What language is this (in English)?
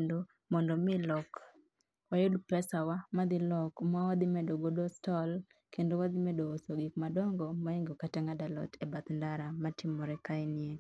Luo (Kenya and Tanzania)